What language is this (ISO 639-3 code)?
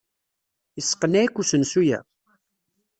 kab